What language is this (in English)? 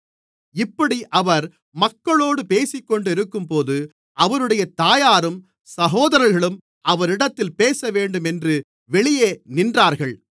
Tamil